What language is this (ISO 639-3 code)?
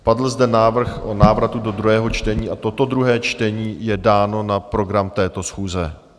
ces